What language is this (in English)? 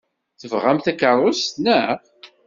Kabyle